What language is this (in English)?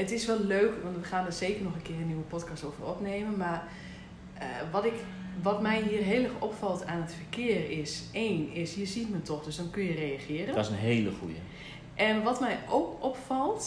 Dutch